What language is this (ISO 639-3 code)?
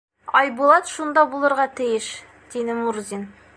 bak